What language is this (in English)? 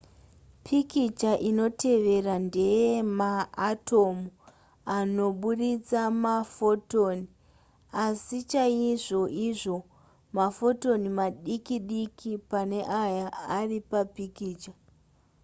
Shona